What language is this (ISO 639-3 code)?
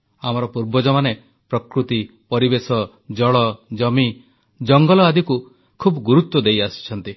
ori